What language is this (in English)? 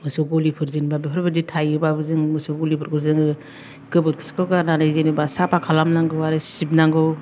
Bodo